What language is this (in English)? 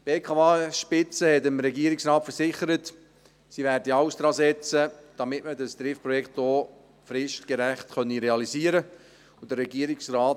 Swiss German